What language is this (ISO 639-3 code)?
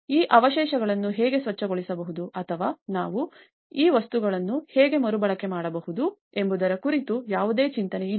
kan